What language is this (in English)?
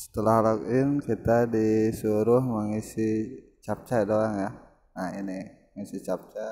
Indonesian